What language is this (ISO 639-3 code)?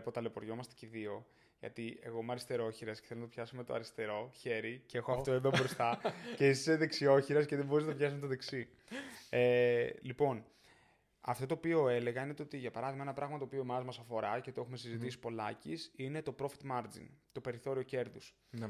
ell